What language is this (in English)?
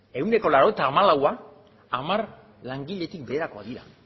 Basque